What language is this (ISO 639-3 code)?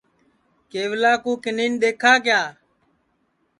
ssi